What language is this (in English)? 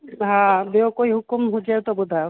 Sindhi